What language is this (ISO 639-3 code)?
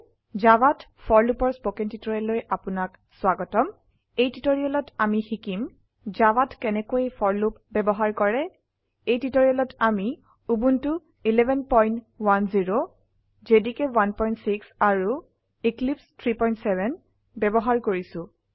asm